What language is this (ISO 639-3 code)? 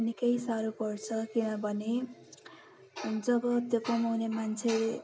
nep